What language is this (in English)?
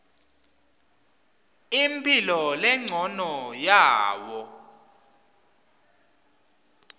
Swati